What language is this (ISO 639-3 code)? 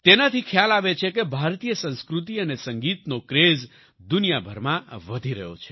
guj